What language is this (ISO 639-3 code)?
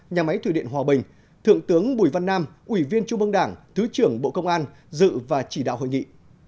vie